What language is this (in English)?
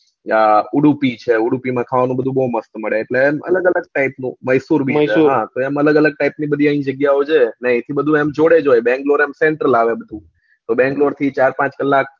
Gujarati